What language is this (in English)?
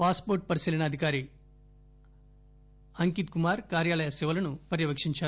Telugu